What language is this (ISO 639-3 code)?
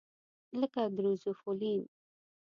pus